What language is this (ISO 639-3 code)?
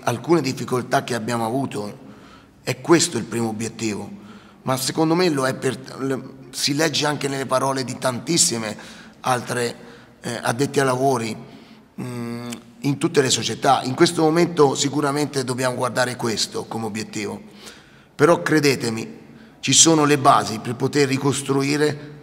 ita